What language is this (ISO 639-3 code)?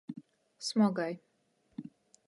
ltg